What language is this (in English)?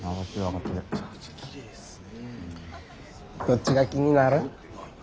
Japanese